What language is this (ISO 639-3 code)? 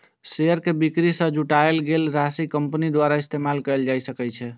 mai